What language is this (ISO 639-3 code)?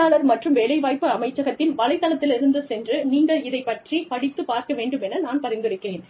tam